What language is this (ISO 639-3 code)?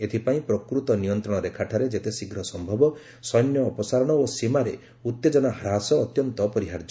ori